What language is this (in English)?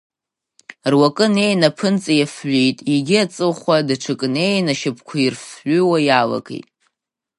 Abkhazian